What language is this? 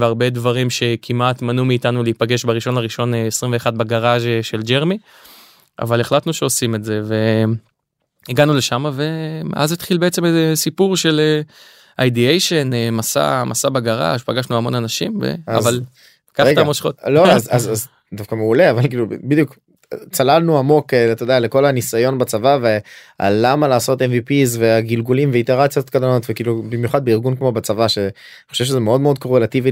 Hebrew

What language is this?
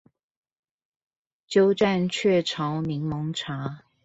Chinese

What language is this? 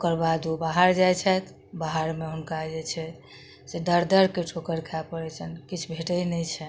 Maithili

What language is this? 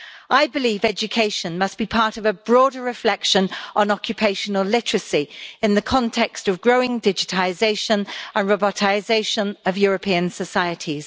English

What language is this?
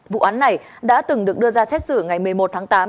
Vietnamese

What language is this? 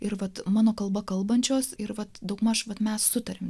Lithuanian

